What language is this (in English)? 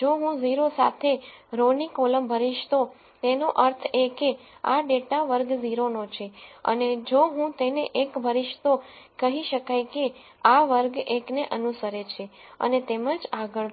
Gujarati